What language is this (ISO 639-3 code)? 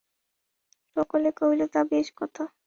ben